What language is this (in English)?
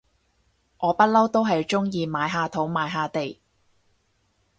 Cantonese